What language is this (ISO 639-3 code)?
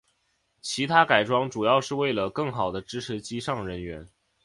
zho